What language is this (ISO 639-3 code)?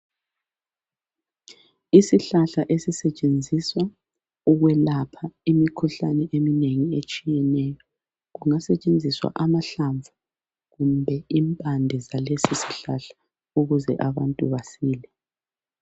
nde